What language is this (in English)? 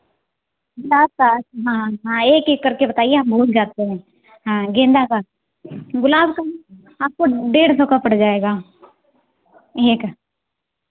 Hindi